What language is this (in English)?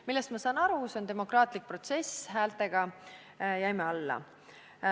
Estonian